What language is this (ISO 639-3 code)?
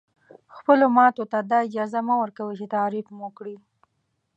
pus